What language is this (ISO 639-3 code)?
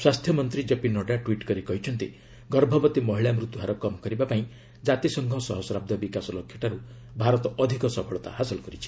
ori